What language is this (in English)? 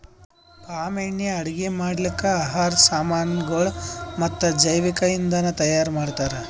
Kannada